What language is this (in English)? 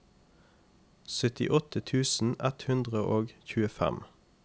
Norwegian